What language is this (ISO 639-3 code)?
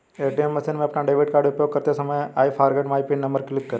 hin